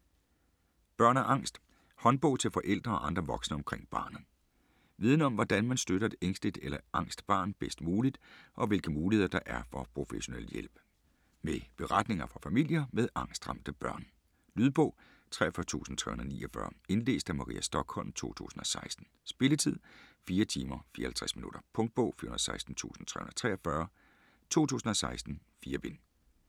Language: Danish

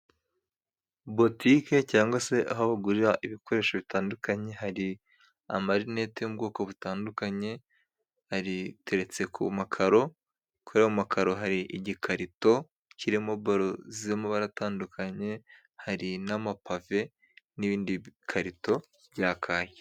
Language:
Kinyarwanda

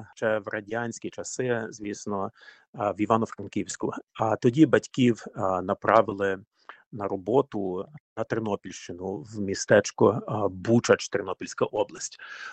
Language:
Ukrainian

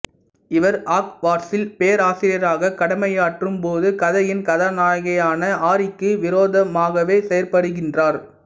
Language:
Tamil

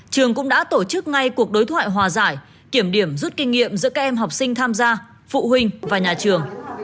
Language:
Vietnamese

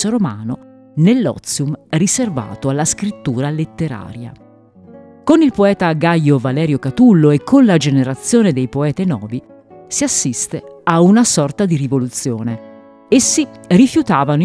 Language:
Italian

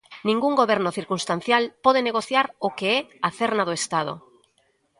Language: Galician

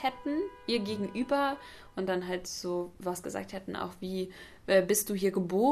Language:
German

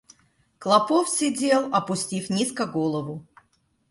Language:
Russian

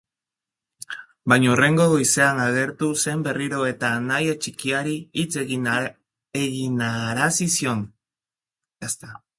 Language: Basque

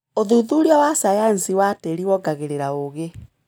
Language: Kikuyu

